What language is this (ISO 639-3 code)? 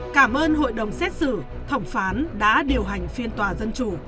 vie